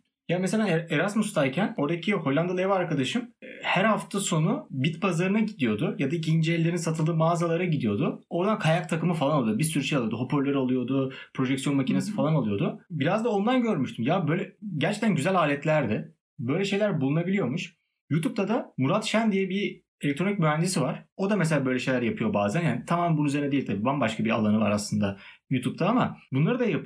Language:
Turkish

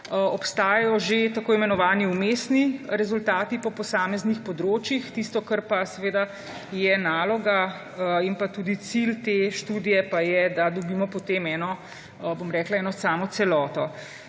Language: Slovenian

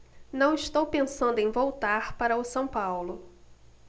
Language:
Portuguese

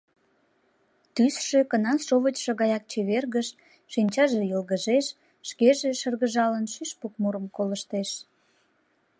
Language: Mari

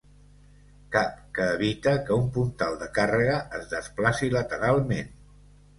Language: Catalan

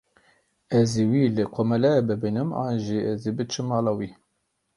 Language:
Kurdish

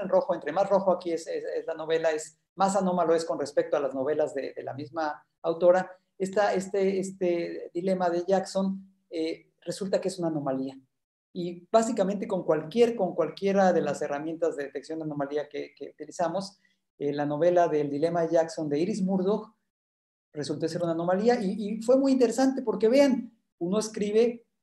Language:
Spanish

